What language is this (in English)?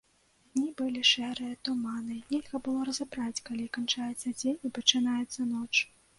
Belarusian